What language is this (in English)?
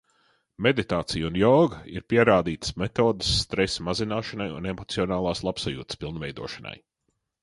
Latvian